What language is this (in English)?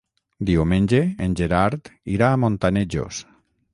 Catalan